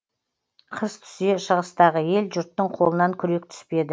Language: Kazakh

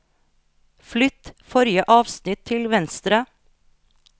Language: Norwegian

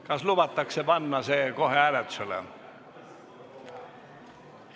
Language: Estonian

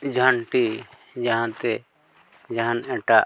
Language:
Santali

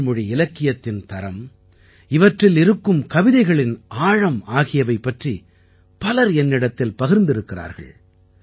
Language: Tamil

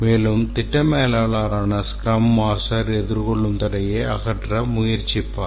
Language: Tamil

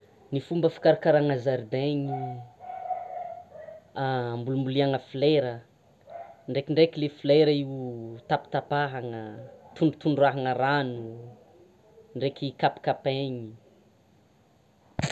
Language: Tsimihety Malagasy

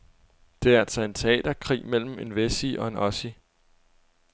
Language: Danish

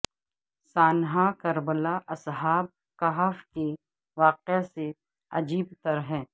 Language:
Urdu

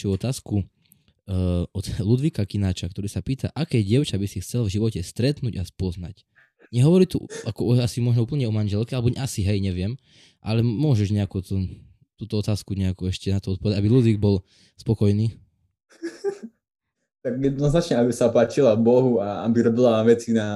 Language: Slovak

